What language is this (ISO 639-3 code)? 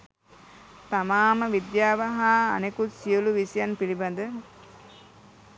sin